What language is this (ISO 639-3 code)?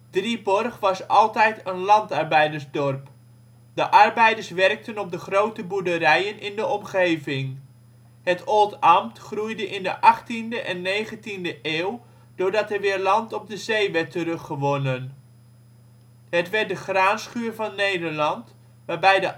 nld